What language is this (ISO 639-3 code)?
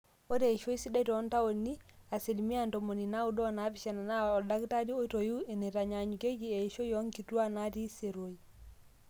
mas